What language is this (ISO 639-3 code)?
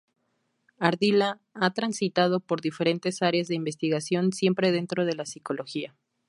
spa